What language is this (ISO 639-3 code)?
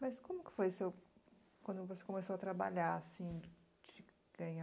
por